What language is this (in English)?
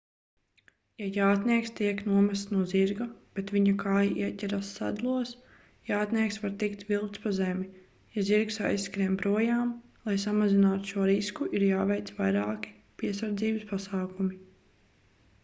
Latvian